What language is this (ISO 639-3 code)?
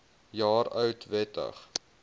afr